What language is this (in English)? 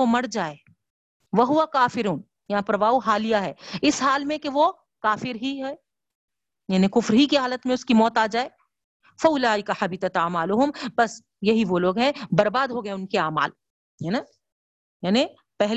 Urdu